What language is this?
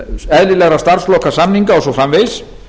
Icelandic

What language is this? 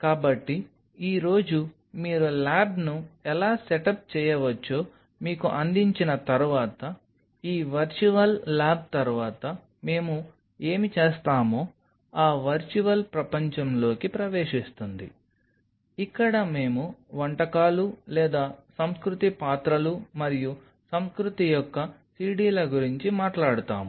Telugu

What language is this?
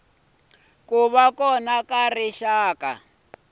Tsonga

